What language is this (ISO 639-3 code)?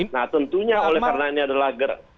ind